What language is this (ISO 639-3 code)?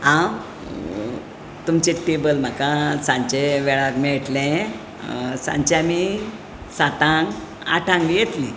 kok